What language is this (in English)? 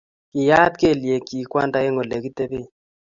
Kalenjin